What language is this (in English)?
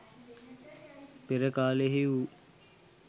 Sinhala